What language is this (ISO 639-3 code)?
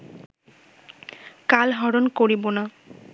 ben